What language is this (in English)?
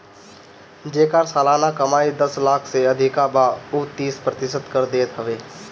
Bhojpuri